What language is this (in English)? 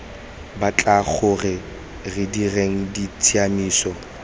Tswana